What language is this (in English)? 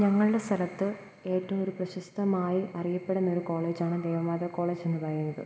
Malayalam